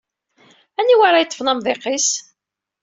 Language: Kabyle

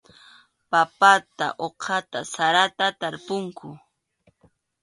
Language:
Arequipa-La Unión Quechua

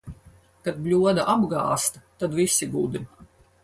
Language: Latvian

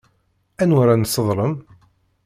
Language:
Kabyle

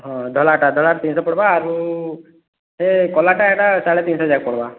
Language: Odia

